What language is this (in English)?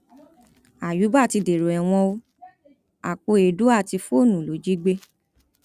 Yoruba